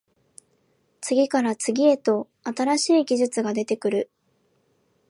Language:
Japanese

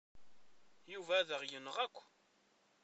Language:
Kabyle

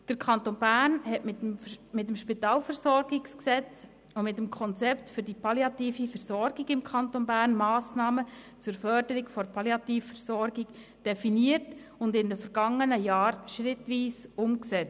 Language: Swiss German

